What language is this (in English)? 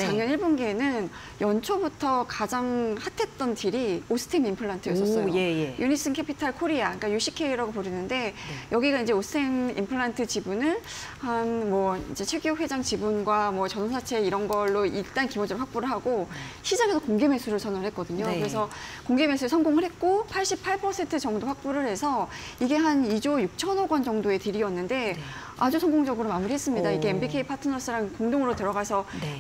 Korean